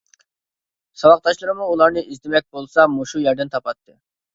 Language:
Uyghur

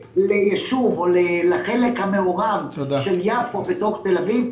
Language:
Hebrew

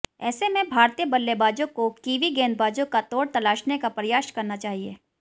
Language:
Hindi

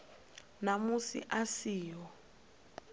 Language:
Venda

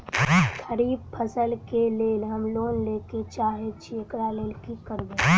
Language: Maithili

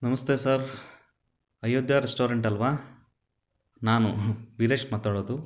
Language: Kannada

